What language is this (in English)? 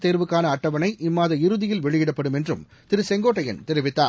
Tamil